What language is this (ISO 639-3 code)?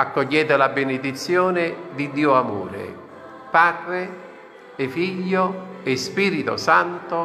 ita